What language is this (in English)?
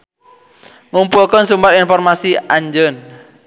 Sundanese